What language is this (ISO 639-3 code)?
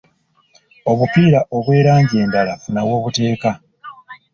lug